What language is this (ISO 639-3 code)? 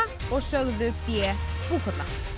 isl